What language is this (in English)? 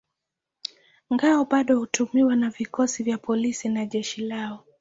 Swahili